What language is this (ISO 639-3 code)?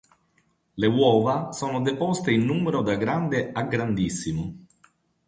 ita